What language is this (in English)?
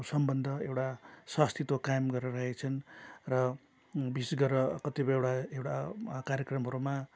Nepali